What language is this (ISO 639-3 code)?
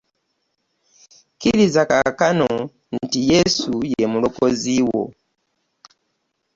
lug